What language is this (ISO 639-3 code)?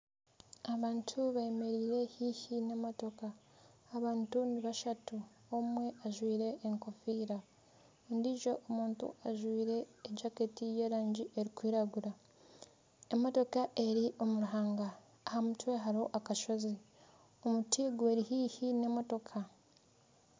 nyn